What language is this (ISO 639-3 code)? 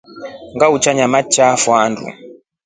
rof